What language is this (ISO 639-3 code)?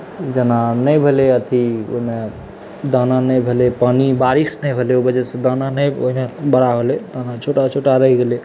mai